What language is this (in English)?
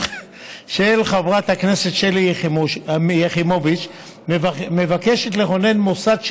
Hebrew